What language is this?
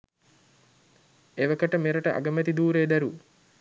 Sinhala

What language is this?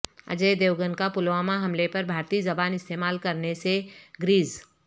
Urdu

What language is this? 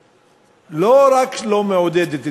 Hebrew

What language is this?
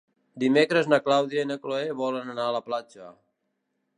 Catalan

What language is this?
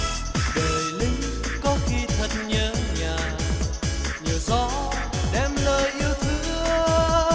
Vietnamese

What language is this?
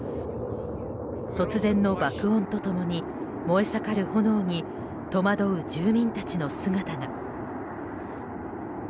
Japanese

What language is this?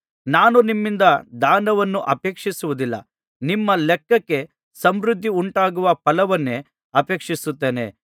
Kannada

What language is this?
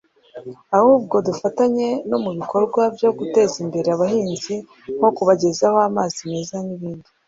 Kinyarwanda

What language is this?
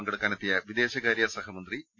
Malayalam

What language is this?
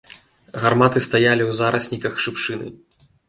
Belarusian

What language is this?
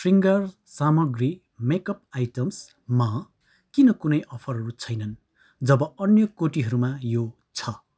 Nepali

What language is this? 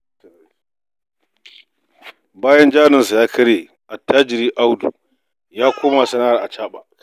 Hausa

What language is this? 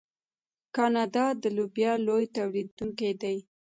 Pashto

